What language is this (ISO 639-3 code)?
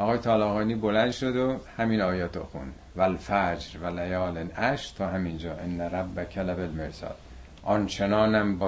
fas